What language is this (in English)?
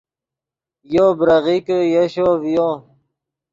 Yidgha